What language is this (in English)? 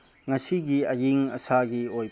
Manipuri